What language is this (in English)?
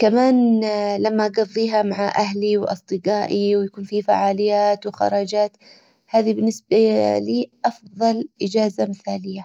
Hijazi Arabic